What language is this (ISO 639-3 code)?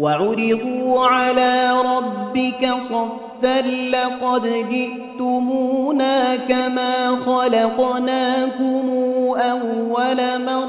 ara